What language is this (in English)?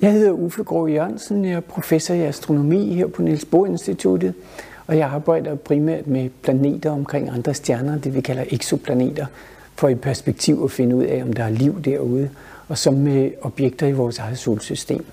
Danish